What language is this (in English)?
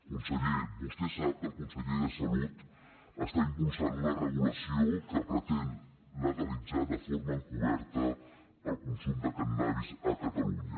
Catalan